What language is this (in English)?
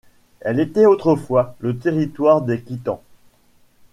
French